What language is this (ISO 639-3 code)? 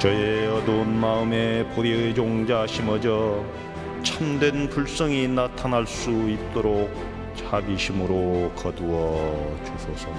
kor